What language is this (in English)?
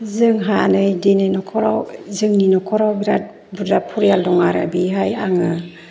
Bodo